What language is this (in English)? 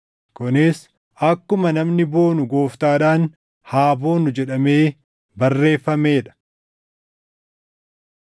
Oromo